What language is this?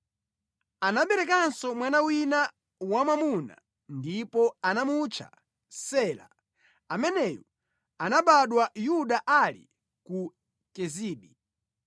Nyanja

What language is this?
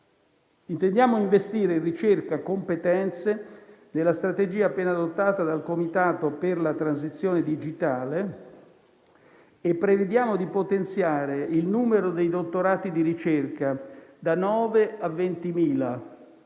Italian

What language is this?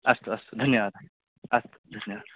Sanskrit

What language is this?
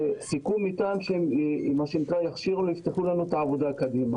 Hebrew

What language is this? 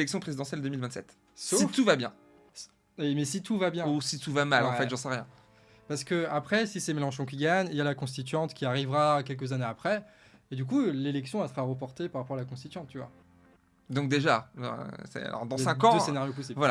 French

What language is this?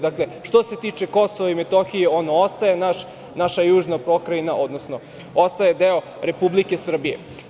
Serbian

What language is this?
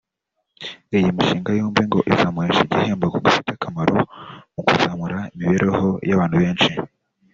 Kinyarwanda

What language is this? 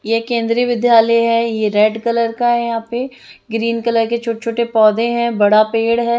Hindi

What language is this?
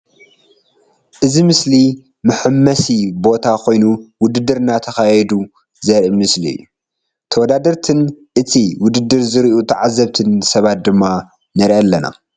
Tigrinya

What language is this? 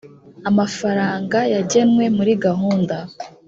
Kinyarwanda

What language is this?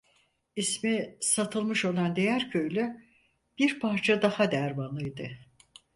Turkish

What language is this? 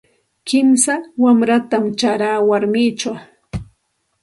Santa Ana de Tusi Pasco Quechua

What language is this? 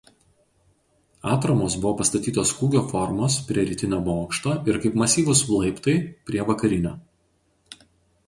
Lithuanian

